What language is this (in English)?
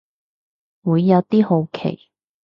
Cantonese